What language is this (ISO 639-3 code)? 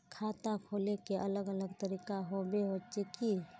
mag